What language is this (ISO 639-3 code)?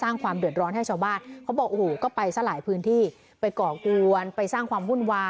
tha